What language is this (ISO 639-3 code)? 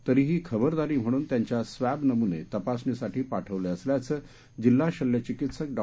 mar